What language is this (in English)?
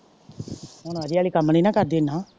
Punjabi